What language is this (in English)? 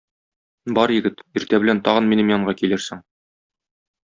Tatar